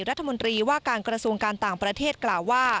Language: Thai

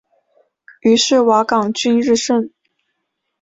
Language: Chinese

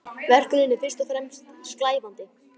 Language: Icelandic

